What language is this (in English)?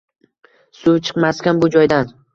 Uzbek